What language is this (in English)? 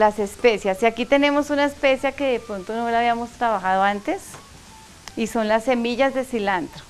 Spanish